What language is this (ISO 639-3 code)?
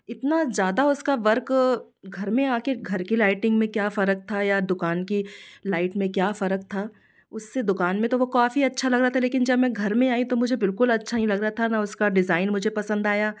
hin